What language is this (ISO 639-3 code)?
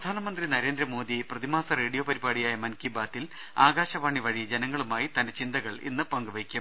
mal